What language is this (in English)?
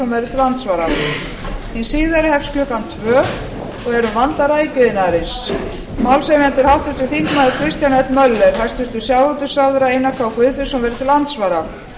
Icelandic